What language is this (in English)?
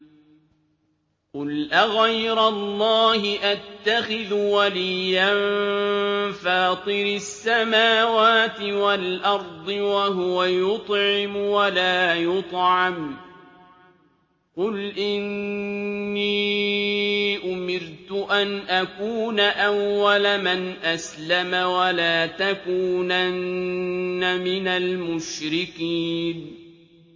Arabic